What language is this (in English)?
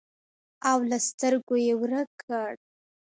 Pashto